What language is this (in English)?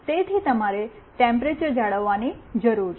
Gujarati